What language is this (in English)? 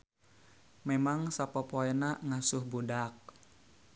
Sundanese